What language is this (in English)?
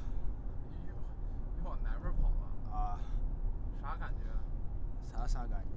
Chinese